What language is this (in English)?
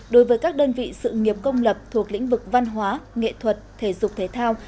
Vietnamese